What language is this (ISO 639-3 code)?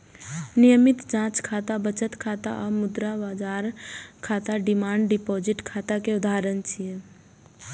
mai